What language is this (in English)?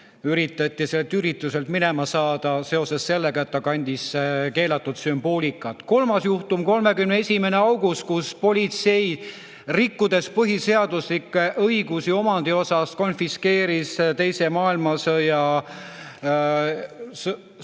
Estonian